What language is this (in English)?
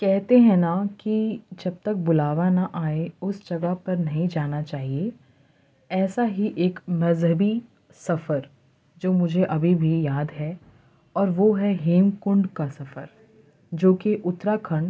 Urdu